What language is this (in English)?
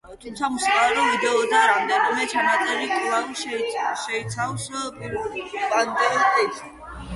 Georgian